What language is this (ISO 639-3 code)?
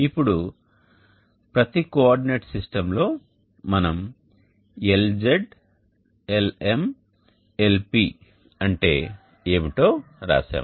tel